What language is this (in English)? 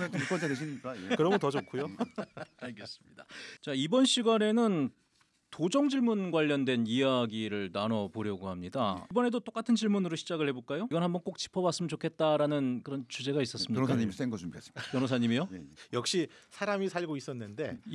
Korean